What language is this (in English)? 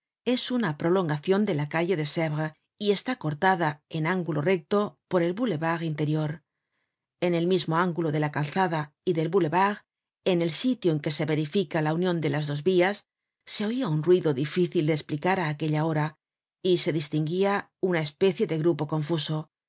Spanish